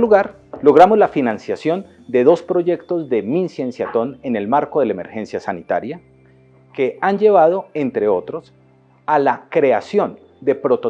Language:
Spanish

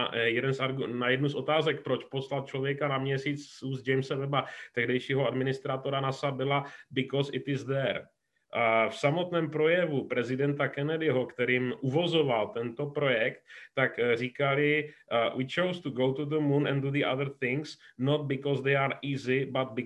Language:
Czech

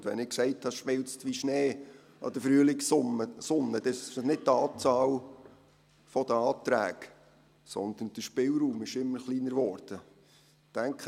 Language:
Swiss German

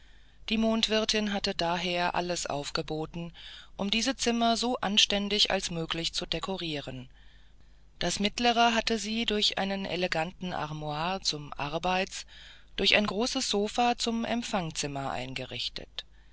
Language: German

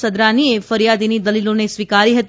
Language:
Gujarati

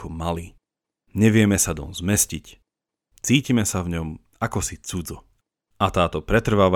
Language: Slovak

